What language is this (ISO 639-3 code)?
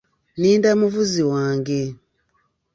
lug